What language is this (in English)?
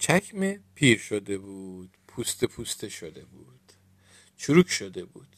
Persian